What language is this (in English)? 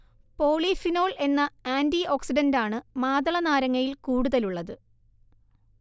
Malayalam